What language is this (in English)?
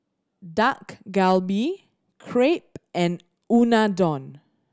English